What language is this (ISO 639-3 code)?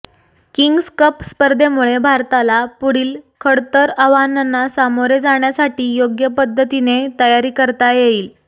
mar